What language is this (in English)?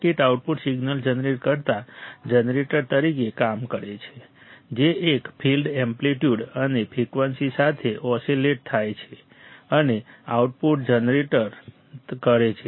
Gujarati